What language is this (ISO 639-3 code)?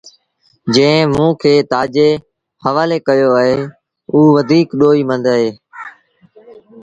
sbn